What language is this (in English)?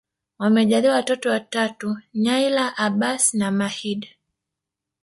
Swahili